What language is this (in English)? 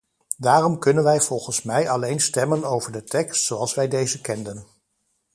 Dutch